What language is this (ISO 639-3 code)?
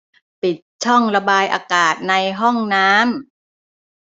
tha